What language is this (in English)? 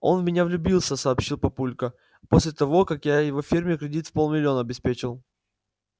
Russian